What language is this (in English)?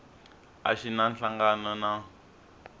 Tsonga